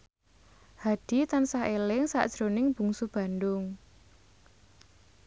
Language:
Javanese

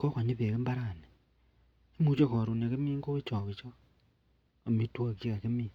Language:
Kalenjin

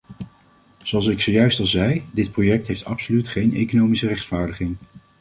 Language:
Dutch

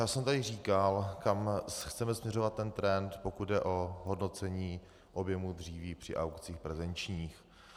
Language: Czech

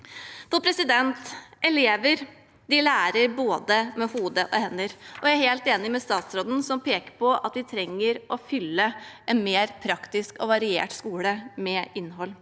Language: Norwegian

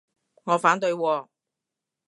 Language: Cantonese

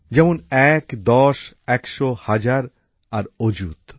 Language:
Bangla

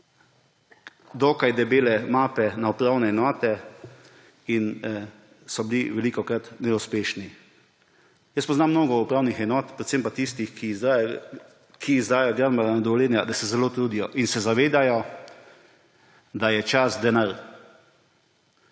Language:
Slovenian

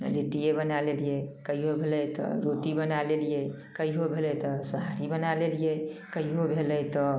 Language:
Maithili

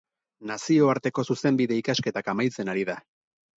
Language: Basque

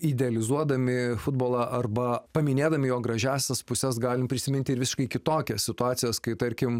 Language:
Lithuanian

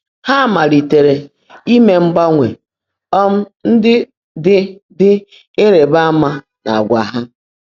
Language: Igbo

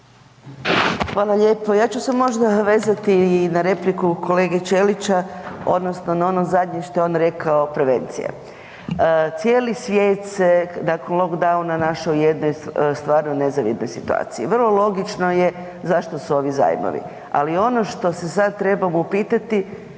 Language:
Croatian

